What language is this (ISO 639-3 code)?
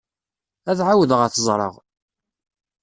kab